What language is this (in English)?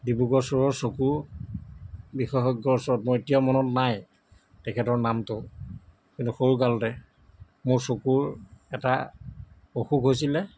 Assamese